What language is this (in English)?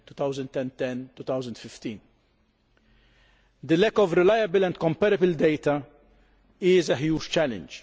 English